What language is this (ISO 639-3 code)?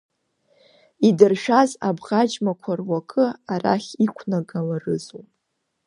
abk